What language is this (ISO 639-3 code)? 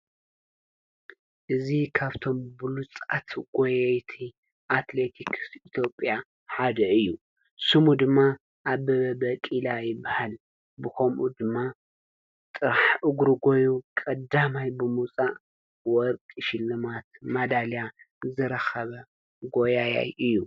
tir